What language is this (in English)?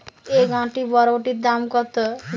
Bangla